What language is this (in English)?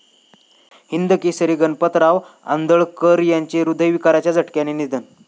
Marathi